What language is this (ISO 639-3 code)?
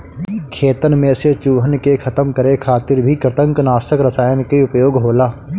bho